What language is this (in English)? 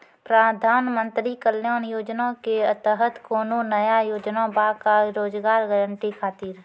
Maithili